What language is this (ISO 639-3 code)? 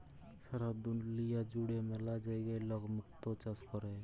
ben